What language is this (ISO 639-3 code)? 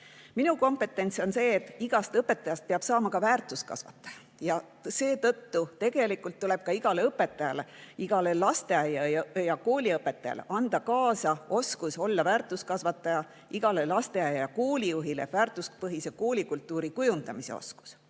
est